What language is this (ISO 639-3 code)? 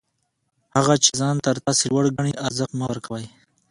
pus